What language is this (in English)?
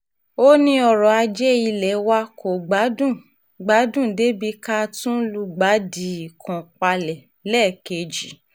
Yoruba